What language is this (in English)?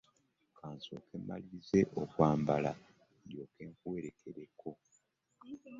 Ganda